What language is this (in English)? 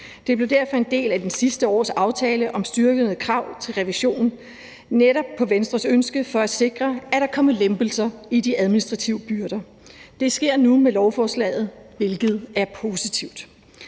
Danish